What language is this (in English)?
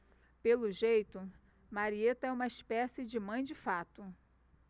Portuguese